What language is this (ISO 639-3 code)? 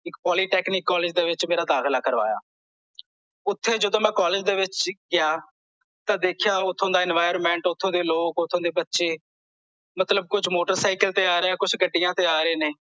pan